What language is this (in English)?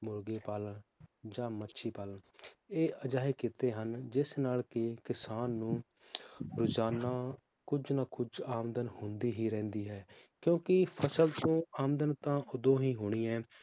Punjabi